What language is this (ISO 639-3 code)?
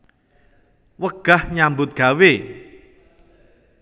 jav